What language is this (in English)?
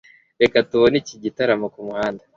Kinyarwanda